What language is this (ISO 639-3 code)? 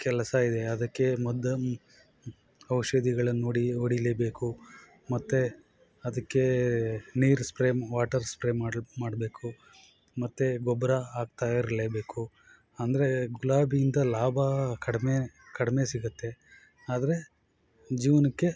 kan